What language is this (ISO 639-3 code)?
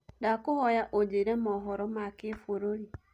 kik